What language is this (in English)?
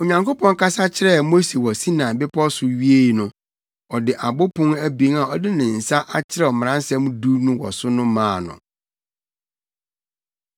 Akan